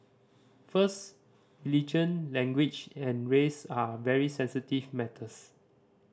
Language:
English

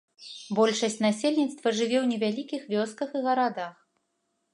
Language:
Belarusian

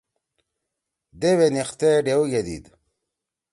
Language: Torwali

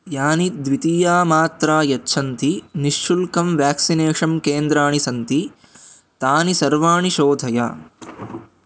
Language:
Sanskrit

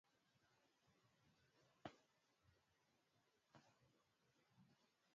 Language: Swahili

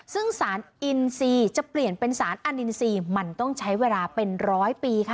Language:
Thai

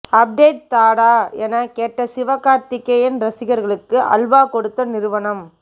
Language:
Tamil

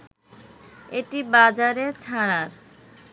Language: Bangla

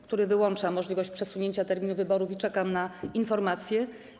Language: Polish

